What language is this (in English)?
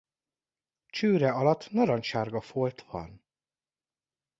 Hungarian